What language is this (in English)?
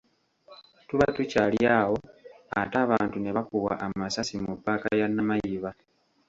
Ganda